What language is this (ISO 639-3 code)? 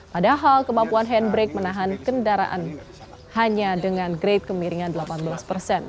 ind